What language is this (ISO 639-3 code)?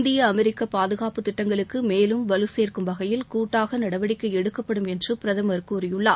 tam